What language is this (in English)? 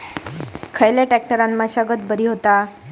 Marathi